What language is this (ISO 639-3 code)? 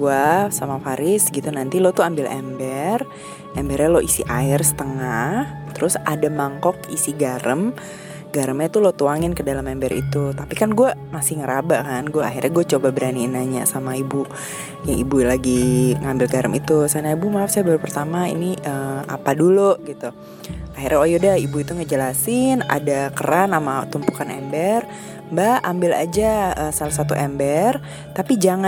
ind